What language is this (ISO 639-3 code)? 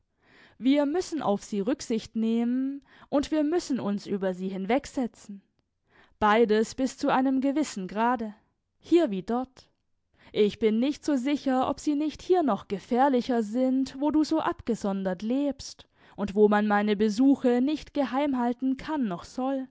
deu